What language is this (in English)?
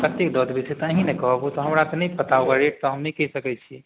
Maithili